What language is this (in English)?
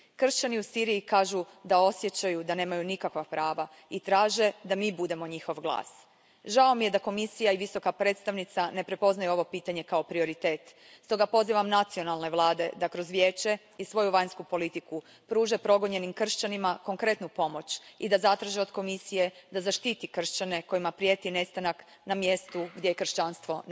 Croatian